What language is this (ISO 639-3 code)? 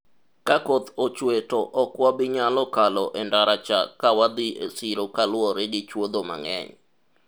luo